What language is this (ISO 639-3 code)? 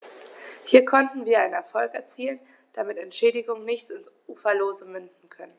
deu